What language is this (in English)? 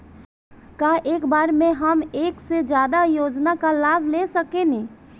Bhojpuri